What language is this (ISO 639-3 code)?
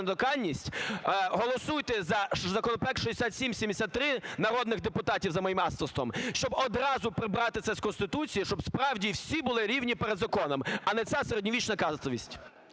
ukr